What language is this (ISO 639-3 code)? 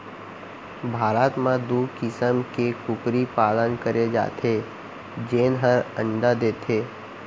hne